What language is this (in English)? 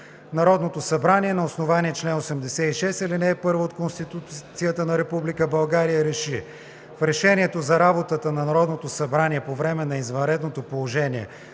Bulgarian